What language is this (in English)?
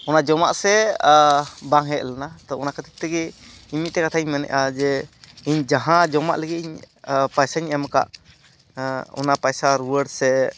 Santali